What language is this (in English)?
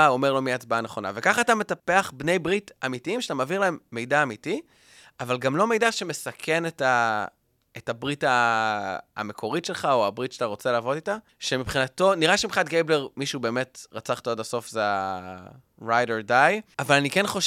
Hebrew